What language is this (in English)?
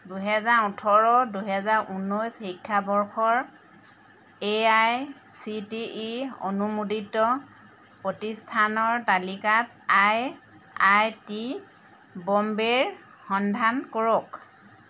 Assamese